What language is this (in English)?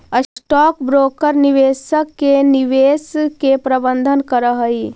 Magahi